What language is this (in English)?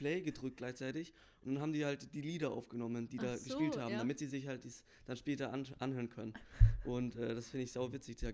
German